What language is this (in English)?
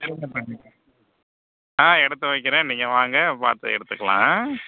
Tamil